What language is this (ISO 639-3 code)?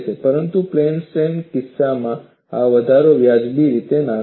guj